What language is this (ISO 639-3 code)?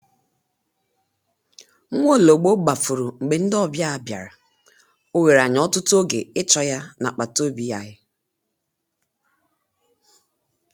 ibo